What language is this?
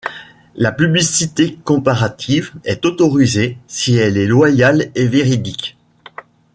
French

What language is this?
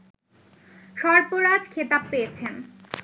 Bangla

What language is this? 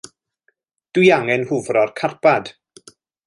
Welsh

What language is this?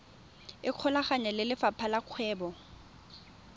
Tswana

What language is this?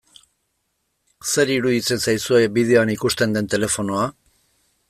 Basque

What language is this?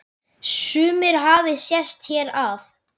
Icelandic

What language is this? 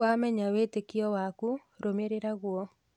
Kikuyu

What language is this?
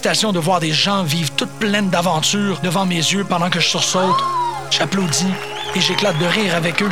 French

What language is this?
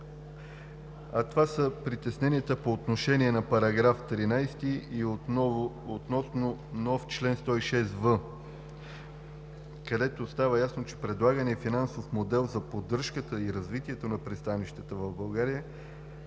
Bulgarian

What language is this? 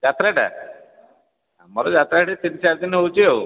Odia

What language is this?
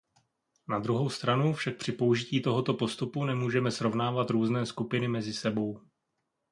Czech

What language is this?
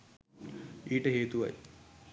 Sinhala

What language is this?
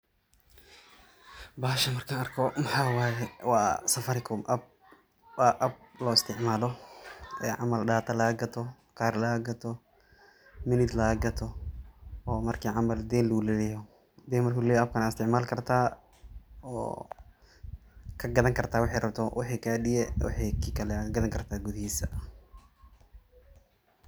Somali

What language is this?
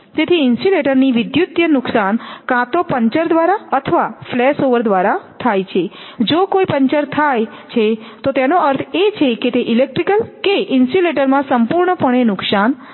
Gujarati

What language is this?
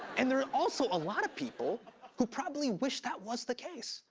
English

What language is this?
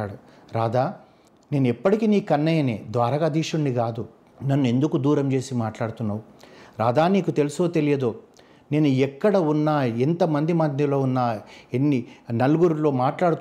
Telugu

